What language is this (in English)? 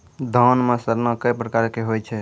Maithili